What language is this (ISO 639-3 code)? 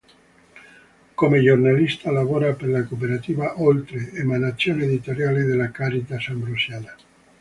ita